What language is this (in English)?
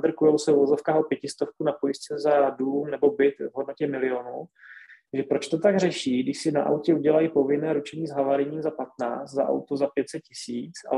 Czech